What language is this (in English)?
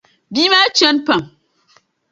Dagbani